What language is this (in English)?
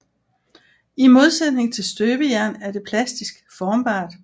Danish